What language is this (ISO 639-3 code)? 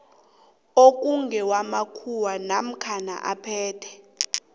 nbl